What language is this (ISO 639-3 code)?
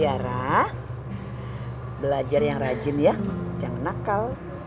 ind